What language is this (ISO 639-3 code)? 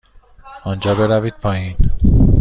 fas